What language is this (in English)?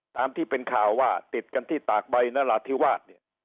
Thai